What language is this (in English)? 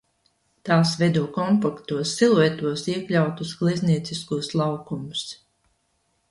Latvian